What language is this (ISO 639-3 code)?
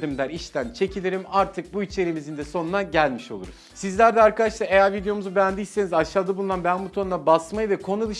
tur